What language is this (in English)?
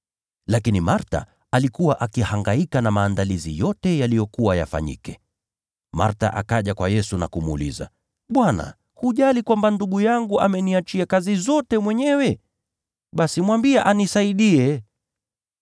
Swahili